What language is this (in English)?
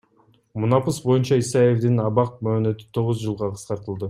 Kyrgyz